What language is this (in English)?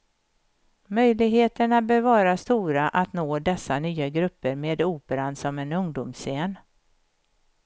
Swedish